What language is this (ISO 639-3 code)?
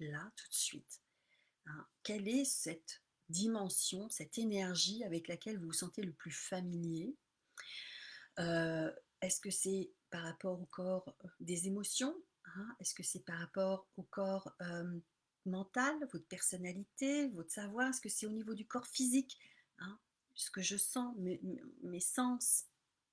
fra